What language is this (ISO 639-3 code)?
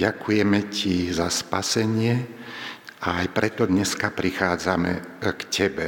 slk